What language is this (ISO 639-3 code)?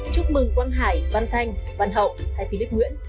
vie